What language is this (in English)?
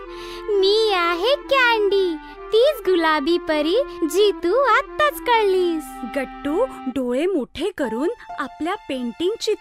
Hindi